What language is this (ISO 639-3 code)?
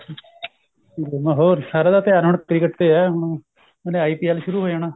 pan